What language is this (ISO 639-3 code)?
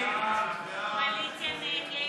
heb